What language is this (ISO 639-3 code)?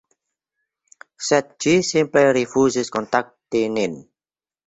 epo